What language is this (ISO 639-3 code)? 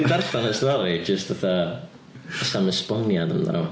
cym